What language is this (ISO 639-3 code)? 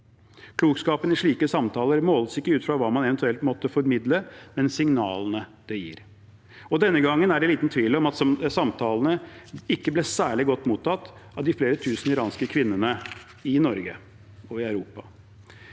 nor